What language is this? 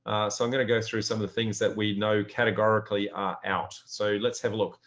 English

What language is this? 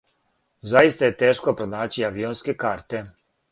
Serbian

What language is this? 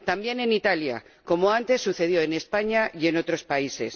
Spanish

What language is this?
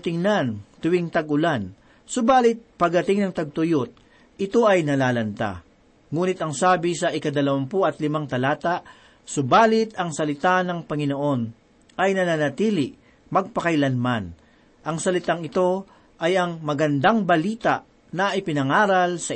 Filipino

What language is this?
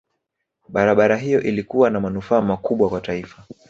Swahili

